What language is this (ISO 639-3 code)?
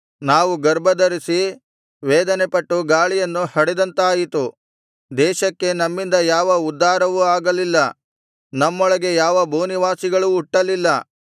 kan